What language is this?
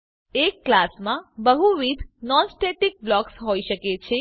Gujarati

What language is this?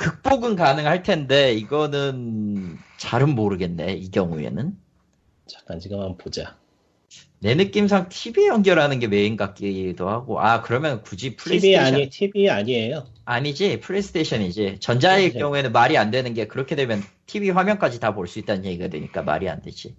Korean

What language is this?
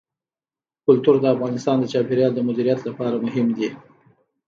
Pashto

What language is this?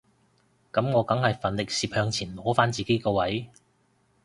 Cantonese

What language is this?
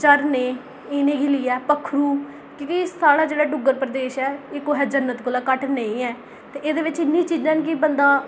Dogri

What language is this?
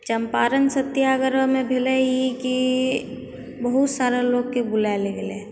Maithili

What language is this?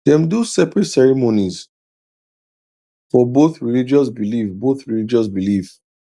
Nigerian Pidgin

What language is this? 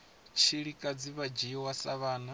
Venda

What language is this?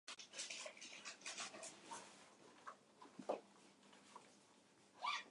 Japanese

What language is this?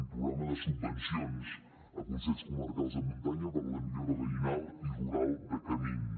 Catalan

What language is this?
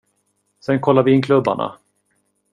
Swedish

